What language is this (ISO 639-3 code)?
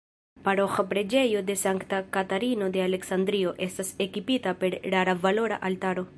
epo